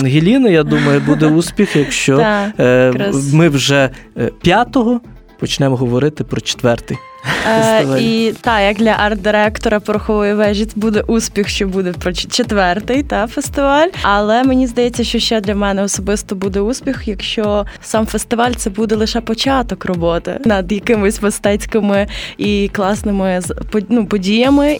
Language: Ukrainian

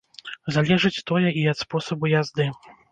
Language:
Belarusian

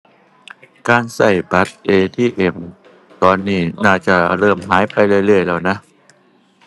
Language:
Thai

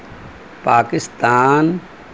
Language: Urdu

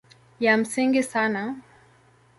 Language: Swahili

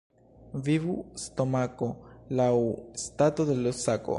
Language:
Esperanto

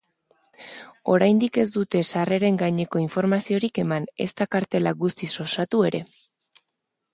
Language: Basque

